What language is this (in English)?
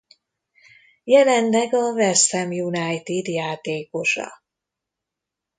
Hungarian